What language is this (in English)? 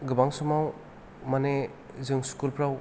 Bodo